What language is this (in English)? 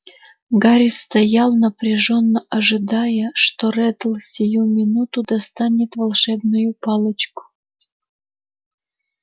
Russian